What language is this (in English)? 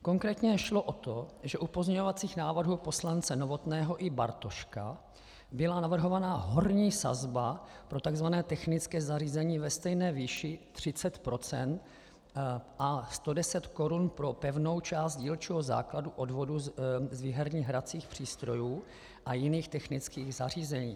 Czech